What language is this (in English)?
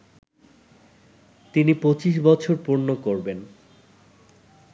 Bangla